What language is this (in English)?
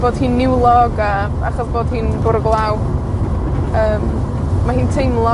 Welsh